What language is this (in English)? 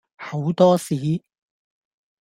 Cantonese